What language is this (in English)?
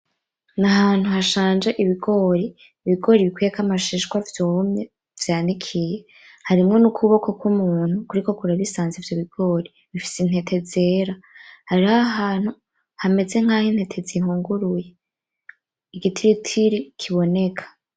Rundi